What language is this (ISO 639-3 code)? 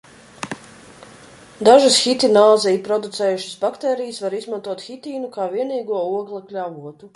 lav